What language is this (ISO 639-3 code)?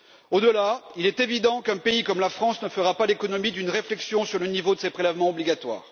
fra